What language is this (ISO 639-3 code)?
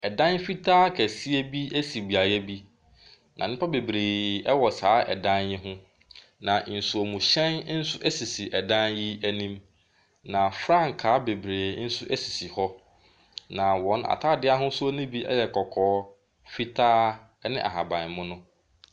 aka